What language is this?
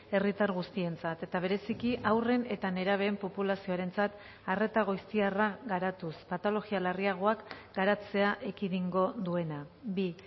Basque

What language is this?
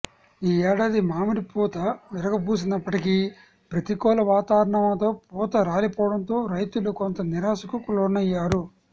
Telugu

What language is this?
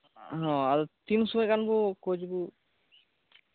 Santali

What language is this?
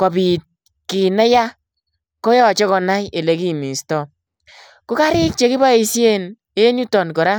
Kalenjin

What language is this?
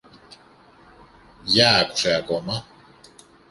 Greek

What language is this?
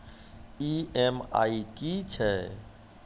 Maithili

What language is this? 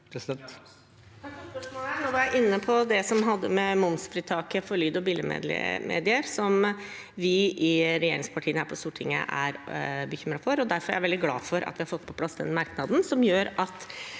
Norwegian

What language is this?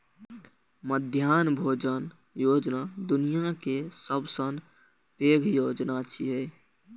Maithili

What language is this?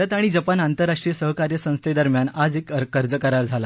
Marathi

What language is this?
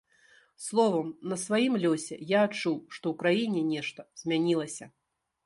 Belarusian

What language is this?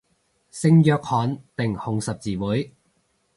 Cantonese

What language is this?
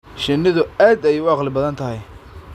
Somali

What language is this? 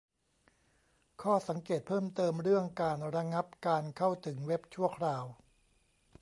Thai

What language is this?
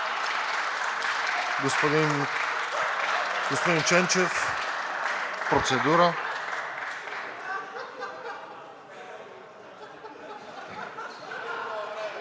Bulgarian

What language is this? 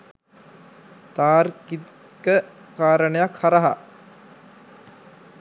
Sinhala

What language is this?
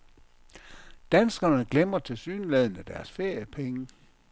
Danish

